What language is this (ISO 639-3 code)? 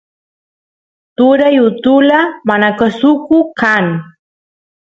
qus